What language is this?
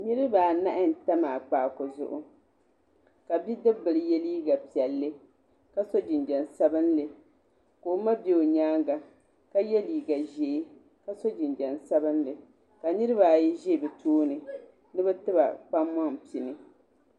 Dagbani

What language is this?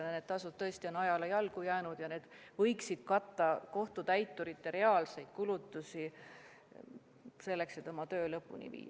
Estonian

